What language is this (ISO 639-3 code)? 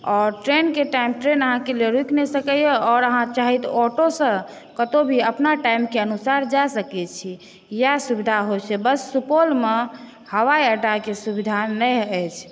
mai